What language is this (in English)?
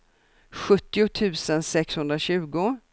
Swedish